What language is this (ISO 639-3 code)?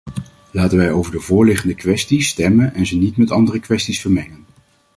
nld